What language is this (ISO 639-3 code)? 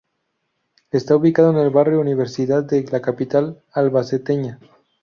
spa